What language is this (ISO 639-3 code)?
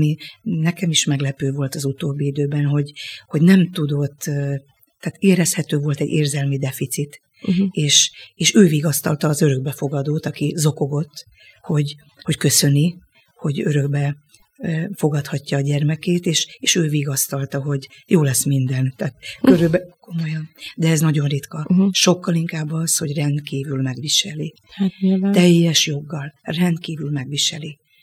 hun